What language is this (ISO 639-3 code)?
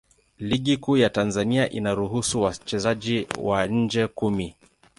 swa